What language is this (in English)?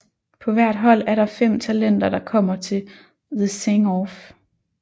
Danish